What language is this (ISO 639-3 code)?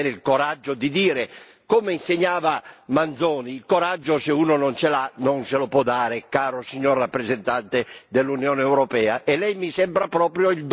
ita